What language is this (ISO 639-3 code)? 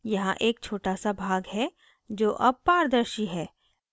hin